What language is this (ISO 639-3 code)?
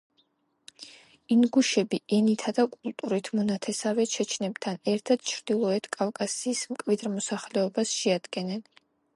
kat